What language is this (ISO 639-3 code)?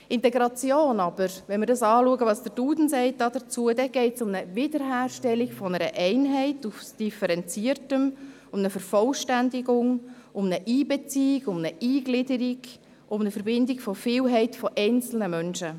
gsw